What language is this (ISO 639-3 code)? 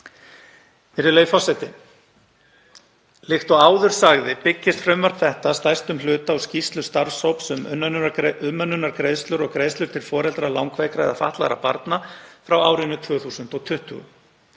isl